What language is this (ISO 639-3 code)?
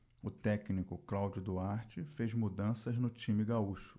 por